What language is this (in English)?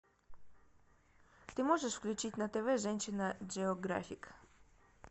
Russian